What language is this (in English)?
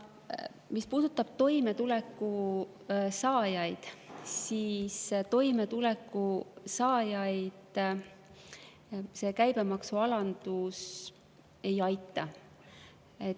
Estonian